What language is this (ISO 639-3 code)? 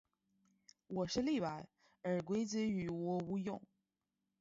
zho